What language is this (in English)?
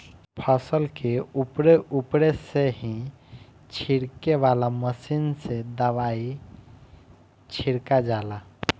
Bhojpuri